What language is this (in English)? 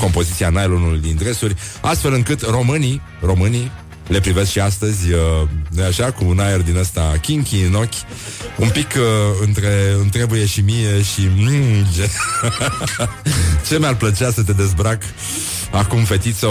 Romanian